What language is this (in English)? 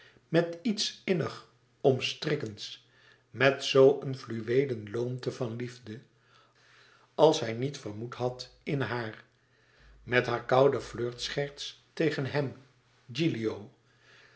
Dutch